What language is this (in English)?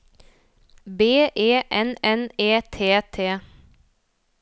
Norwegian